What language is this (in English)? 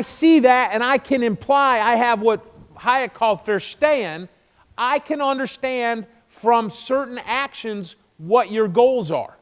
English